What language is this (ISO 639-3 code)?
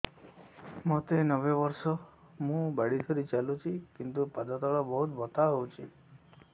ori